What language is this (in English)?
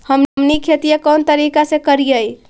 Magahi